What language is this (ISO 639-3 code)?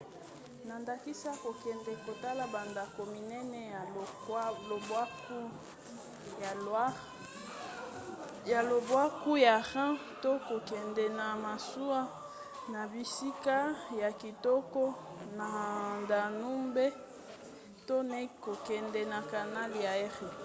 lin